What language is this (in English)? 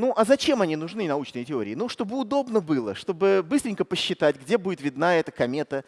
Russian